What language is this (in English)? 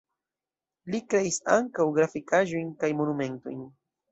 Esperanto